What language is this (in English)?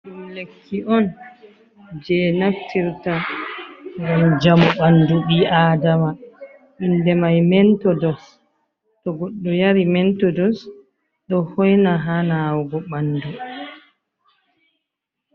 Fula